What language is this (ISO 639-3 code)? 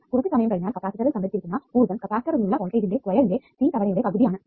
mal